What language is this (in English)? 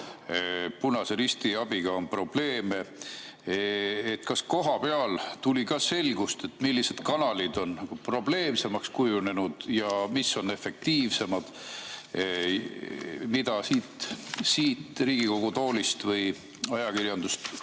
Estonian